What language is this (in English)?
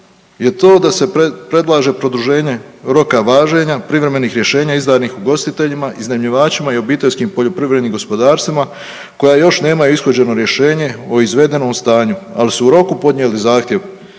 Croatian